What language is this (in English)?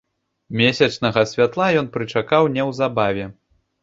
Belarusian